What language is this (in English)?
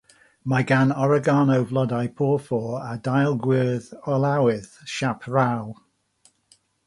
Welsh